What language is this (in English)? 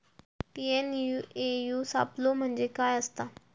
Marathi